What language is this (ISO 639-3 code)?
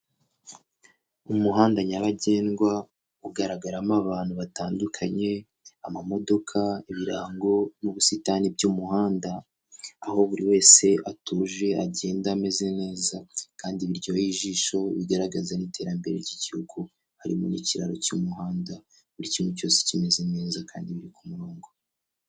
kin